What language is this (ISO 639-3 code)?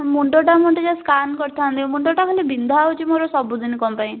ori